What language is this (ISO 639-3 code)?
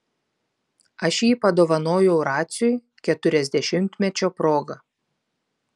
lit